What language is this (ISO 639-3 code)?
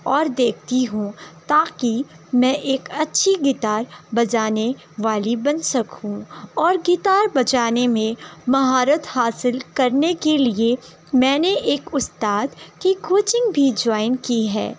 urd